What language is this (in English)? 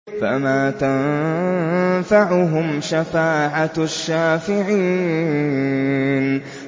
Arabic